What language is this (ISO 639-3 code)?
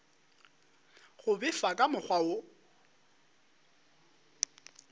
nso